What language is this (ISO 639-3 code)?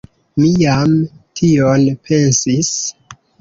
epo